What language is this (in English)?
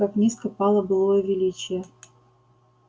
Russian